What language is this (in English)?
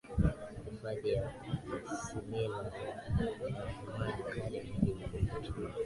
Swahili